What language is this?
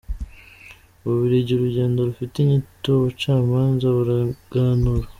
Kinyarwanda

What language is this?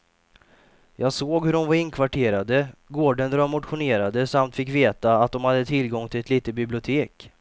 Swedish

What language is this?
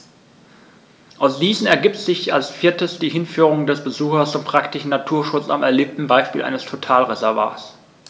German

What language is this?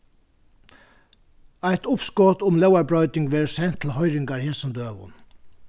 Faroese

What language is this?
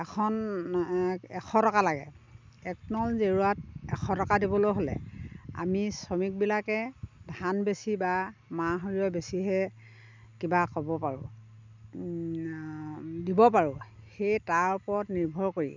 Assamese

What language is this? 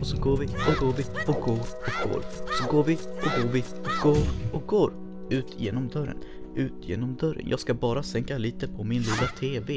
Swedish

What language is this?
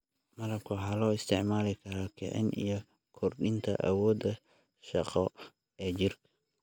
Somali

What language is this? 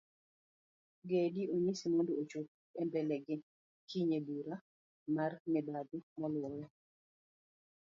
Luo (Kenya and Tanzania)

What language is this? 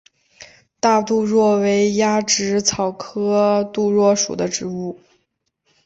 Chinese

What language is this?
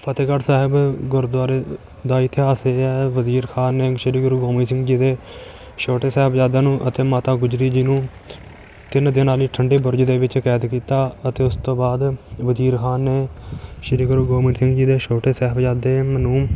Punjabi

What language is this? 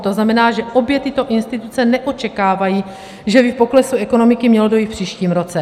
Czech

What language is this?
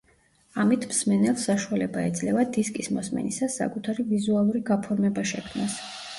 Georgian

